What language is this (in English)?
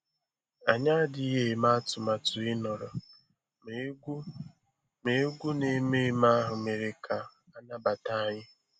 Igbo